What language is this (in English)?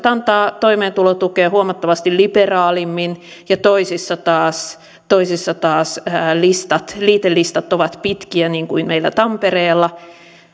Finnish